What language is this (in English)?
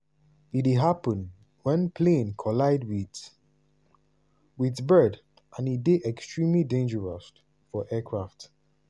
Nigerian Pidgin